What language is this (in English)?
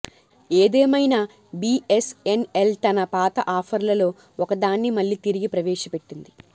Telugu